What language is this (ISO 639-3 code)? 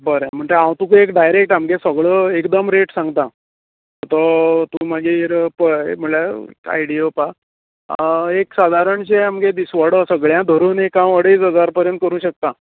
kok